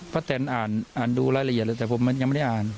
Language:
Thai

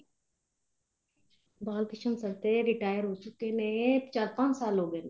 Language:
Punjabi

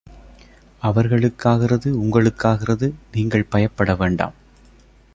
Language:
Tamil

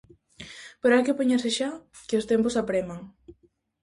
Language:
Galician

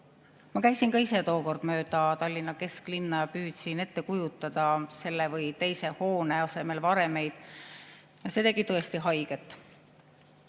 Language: Estonian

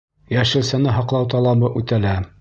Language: Bashkir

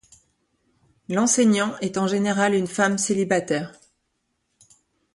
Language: French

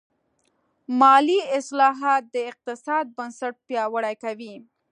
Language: Pashto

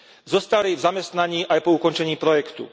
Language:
Slovak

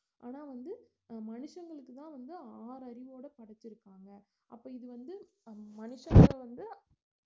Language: Tamil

